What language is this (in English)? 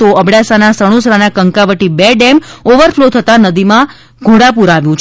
Gujarati